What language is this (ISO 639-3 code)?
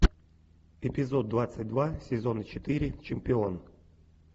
rus